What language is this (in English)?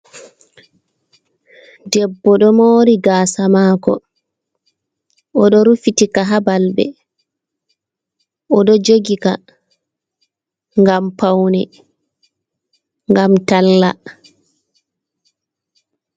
Fula